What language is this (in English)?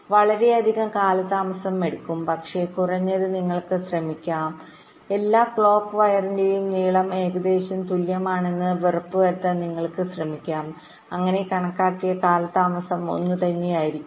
Malayalam